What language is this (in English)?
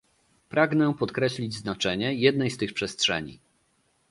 Polish